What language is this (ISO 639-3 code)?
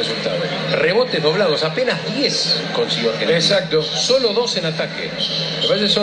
spa